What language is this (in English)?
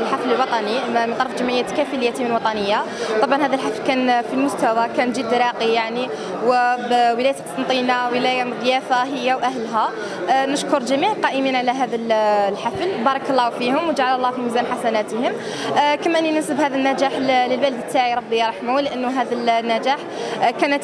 Arabic